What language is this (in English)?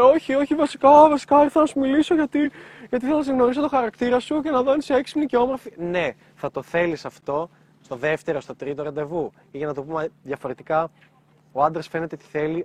Greek